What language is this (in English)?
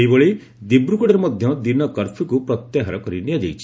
Odia